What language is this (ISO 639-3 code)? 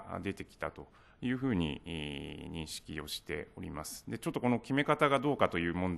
jpn